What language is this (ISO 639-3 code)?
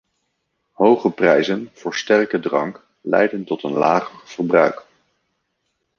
nld